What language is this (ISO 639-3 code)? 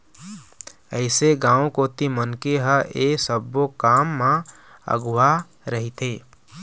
hne